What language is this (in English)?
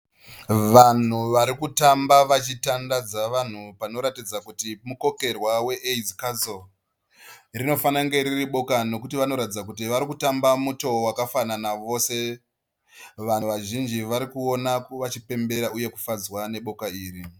Shona